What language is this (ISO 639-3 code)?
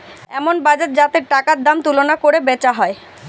ben